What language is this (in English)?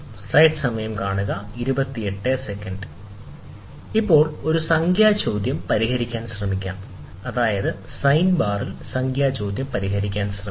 Malayalam